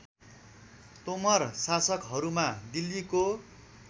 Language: Nepali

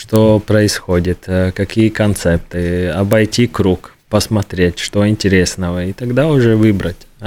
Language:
Russian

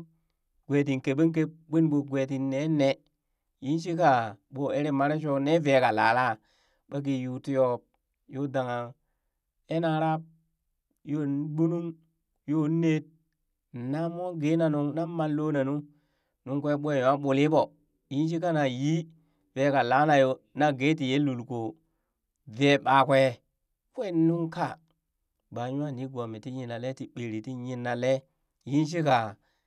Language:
Burak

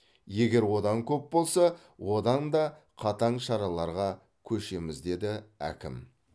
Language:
Kazakh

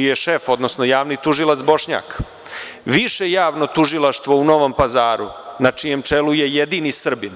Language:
Serbian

